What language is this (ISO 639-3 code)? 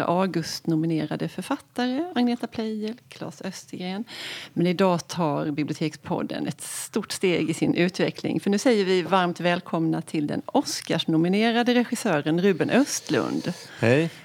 swe